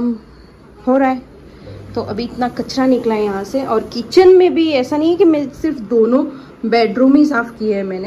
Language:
Hindi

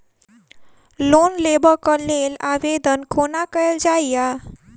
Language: Maithili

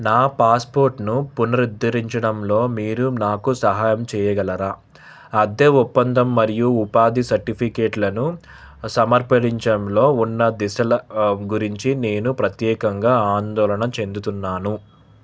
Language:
Telugu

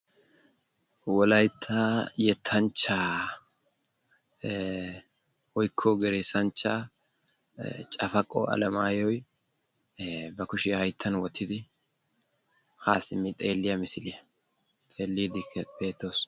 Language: Wolaytta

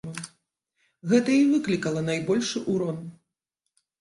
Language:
Belarusian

